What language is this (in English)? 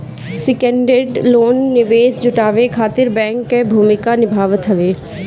Bhojpuri